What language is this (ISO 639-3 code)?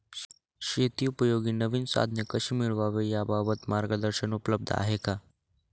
mar